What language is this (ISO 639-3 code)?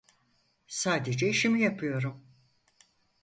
tur